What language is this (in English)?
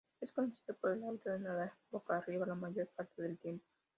Spanish